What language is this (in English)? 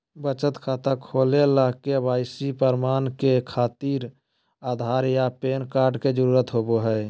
Magahi